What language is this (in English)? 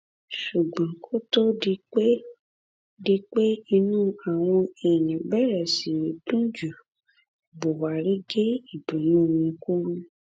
Yoruba